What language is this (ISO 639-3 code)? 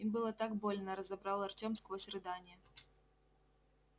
rus